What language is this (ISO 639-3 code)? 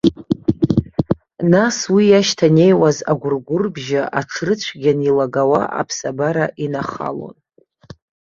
abk